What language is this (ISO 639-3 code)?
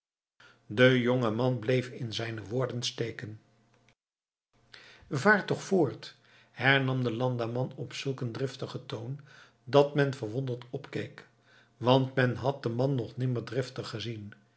nld